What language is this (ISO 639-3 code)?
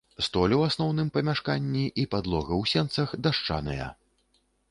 bel